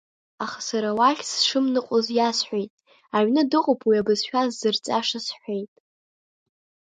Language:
Abkhazian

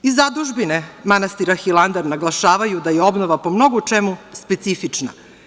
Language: Serbian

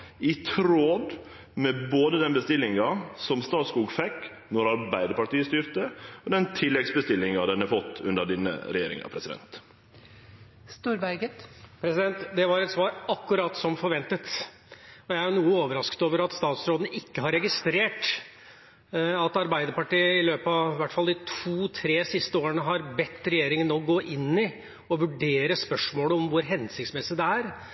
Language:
Norwegian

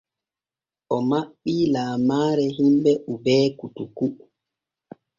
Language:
Borgu Fulfulde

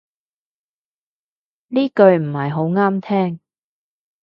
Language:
Cantonese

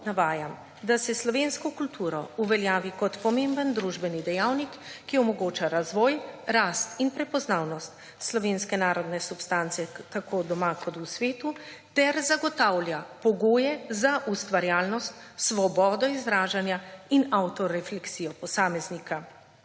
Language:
Slovenian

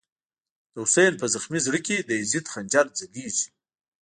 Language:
Pashto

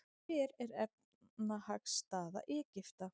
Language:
Icelandic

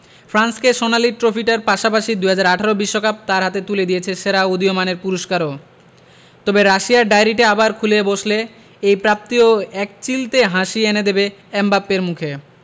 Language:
Bangla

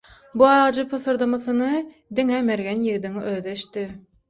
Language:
Turkmen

